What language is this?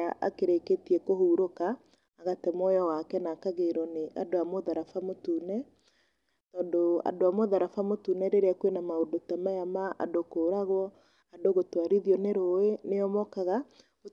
Kikuyu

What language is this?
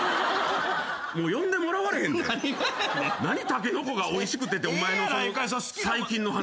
Japanese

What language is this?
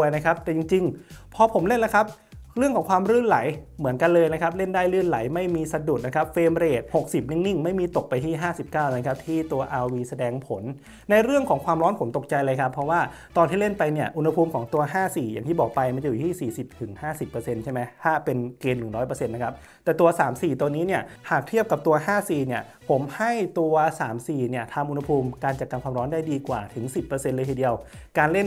Thai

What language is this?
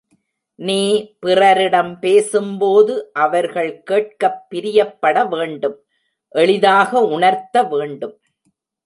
Tamil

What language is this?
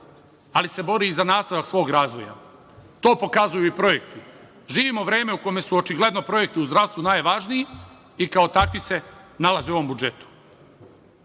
Serbian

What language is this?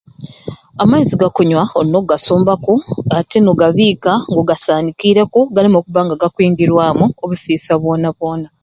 Ruuli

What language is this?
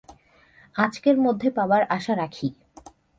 Bangla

